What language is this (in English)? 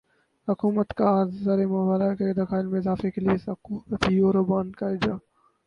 Urdu